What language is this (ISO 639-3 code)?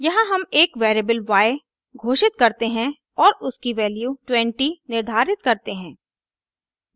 hin